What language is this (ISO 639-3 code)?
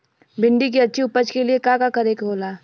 bho